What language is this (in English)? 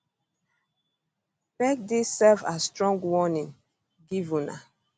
Nigerian Pidgin